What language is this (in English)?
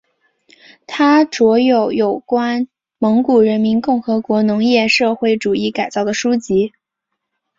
Chinese